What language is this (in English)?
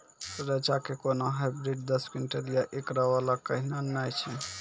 Maithili